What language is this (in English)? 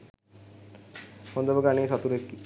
Sinhala